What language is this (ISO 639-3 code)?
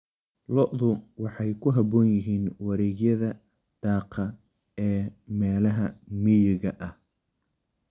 som